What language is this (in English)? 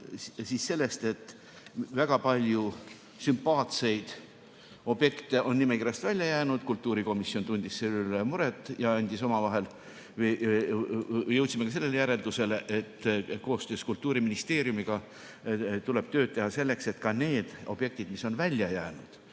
Estonian